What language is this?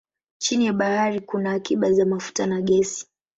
Swahili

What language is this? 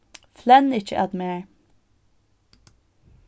Faroese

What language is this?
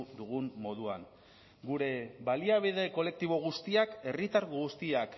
Basque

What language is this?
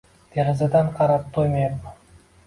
Uzbek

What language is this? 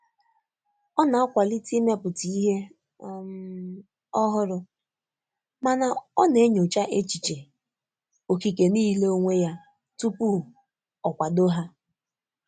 Igbo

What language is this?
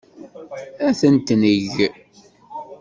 Kabyle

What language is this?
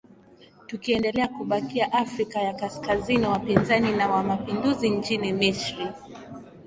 Swahili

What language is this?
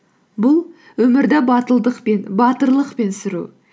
Kazakh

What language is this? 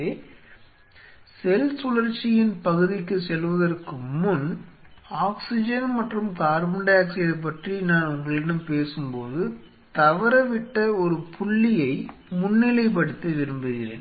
Tamil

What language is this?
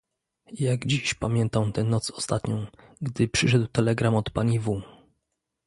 Polish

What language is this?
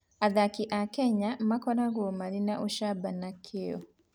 Kikuyu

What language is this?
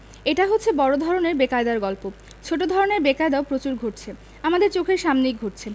Bangla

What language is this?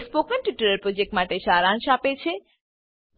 Gujarati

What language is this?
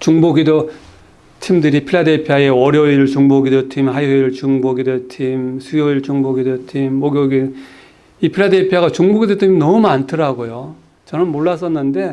Korean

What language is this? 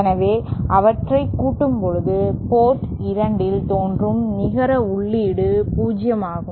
Tamil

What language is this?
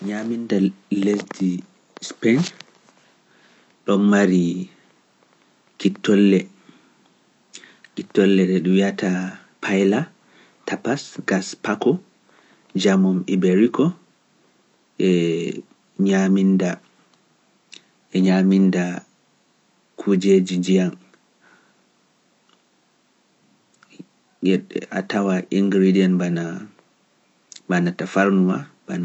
Pular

